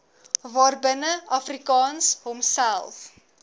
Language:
Afrikaans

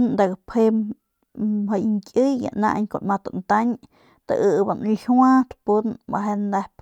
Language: Northern Pame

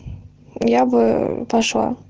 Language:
Russian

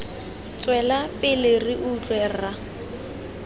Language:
Tswana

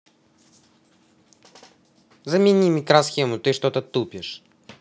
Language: Russian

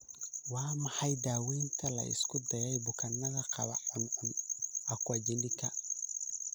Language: Somali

